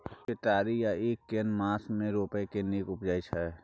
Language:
Maithili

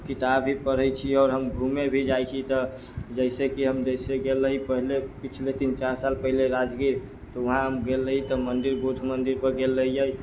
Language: Maithili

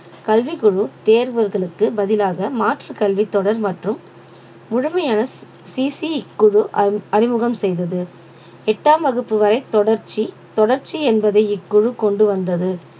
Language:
Tamil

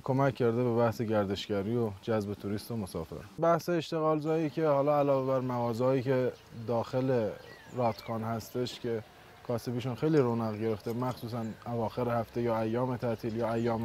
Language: Persian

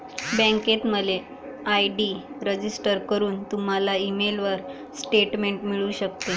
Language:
Marathi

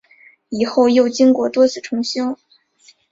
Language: Chinese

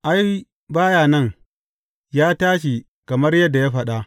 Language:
Hausa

